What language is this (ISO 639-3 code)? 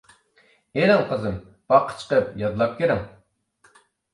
uig